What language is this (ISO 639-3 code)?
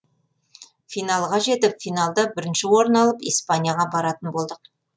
kaz